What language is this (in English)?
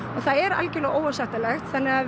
Icelandic